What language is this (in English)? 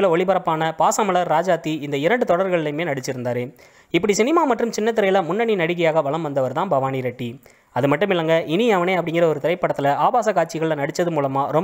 Indonesian